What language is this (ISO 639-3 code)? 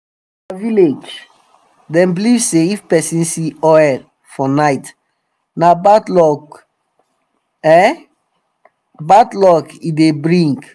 pcm